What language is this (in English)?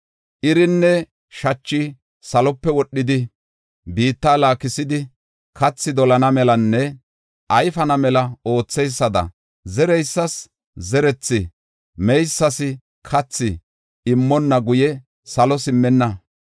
Gofa